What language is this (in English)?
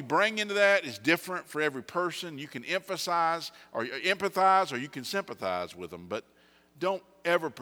English